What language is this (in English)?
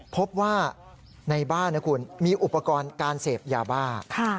Thai